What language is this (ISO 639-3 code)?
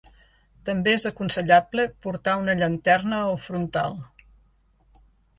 cat